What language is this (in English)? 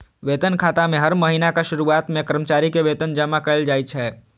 Maithili